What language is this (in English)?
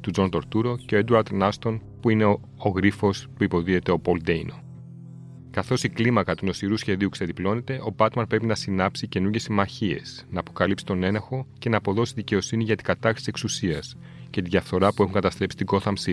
Greek